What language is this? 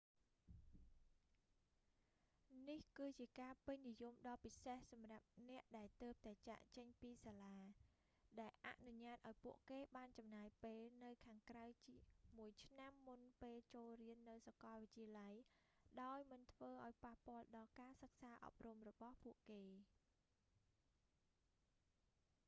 Khmer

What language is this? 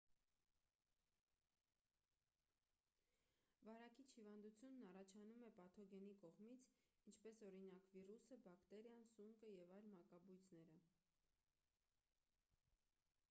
Armenian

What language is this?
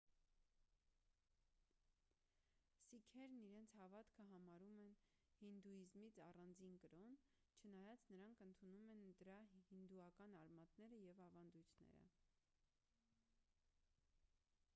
Armenian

